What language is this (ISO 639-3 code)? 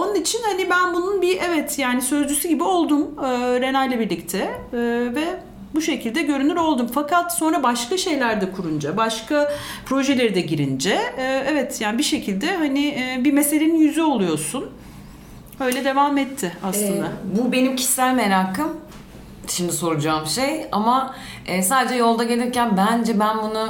tur